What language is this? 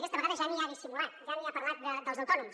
Catalan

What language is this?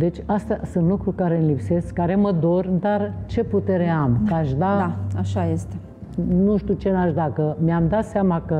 Romanian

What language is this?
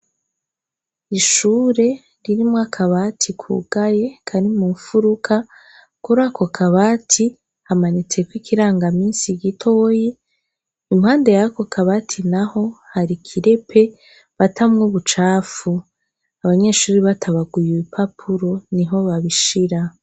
Rundi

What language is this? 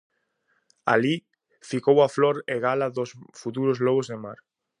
Galician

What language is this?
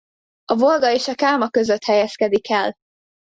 Hungarian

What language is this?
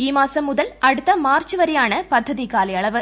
Malayalam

